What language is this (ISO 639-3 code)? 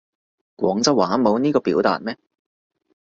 yue